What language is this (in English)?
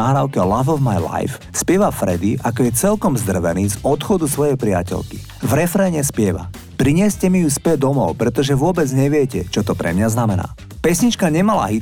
Slovak